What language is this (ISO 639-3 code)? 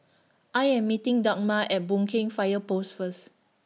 eng